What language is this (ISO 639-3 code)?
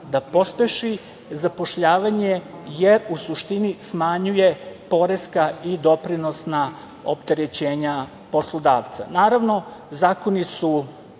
srp